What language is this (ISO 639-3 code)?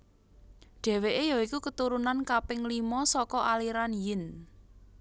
jav